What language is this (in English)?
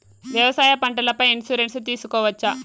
Telugu